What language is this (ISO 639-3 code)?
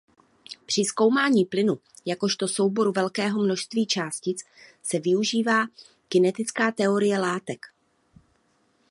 ces